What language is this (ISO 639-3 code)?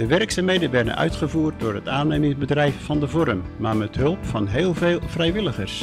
nld